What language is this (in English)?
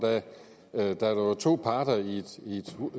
Danish